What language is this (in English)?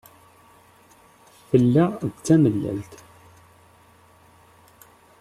Kabyle